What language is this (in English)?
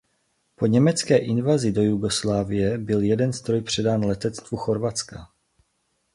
Czech